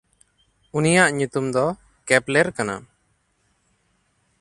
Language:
Santali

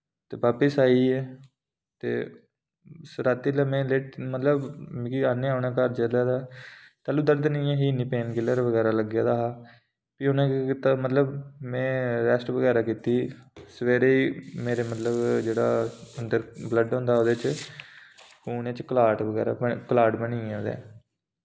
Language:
Dogri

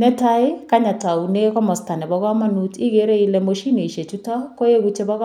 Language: Kalenjin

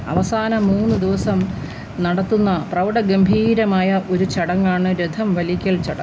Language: Malayalam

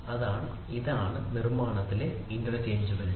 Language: Malayalam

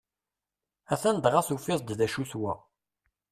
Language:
Kabyle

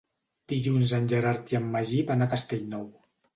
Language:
Catalan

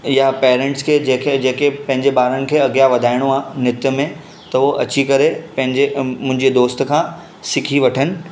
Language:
Sindhi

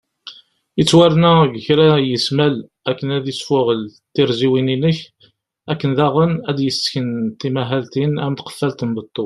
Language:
Kabyle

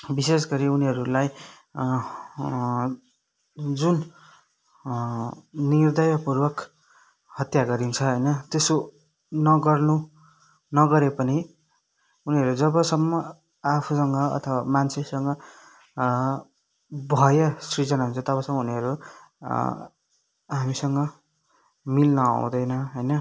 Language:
Nepali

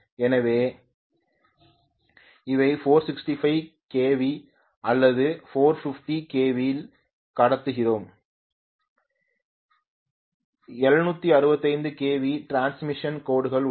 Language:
Tamil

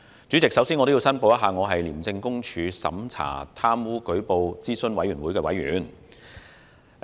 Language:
Cantonese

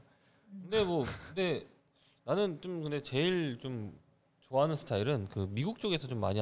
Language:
Korean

